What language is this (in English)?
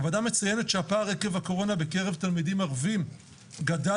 Hebrew